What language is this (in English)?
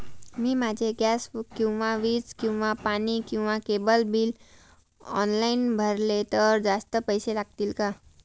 Marathi